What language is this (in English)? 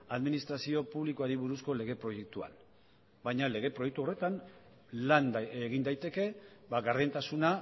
Basque